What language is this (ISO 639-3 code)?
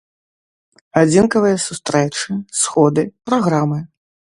bel